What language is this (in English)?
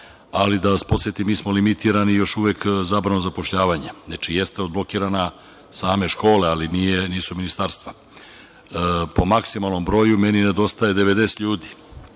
Serbian